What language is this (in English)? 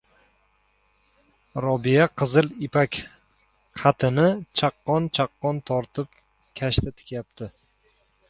Uzbek